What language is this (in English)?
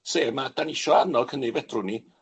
Welsh